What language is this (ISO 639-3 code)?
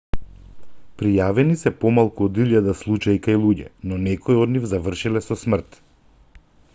mkd